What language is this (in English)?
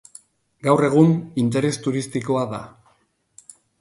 Basque